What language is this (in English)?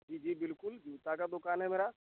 Hindi